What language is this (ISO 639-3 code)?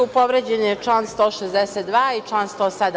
srp